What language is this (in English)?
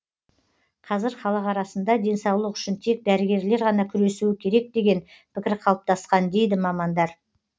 Kazakh